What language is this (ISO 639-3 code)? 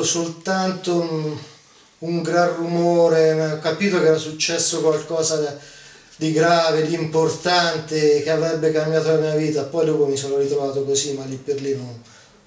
ita